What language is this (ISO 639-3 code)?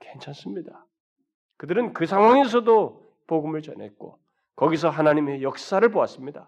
kor